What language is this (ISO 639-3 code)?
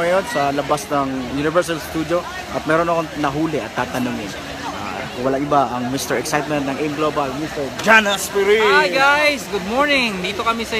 fil